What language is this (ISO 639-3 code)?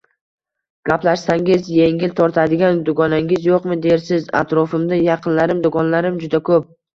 uzb